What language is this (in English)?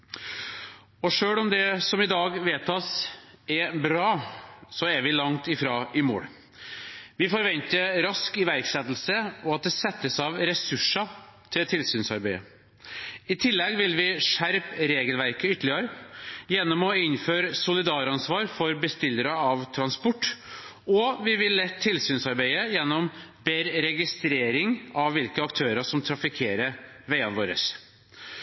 Norwegian Bokmål